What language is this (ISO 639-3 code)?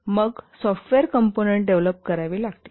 mar